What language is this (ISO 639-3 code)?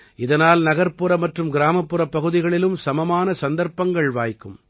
tam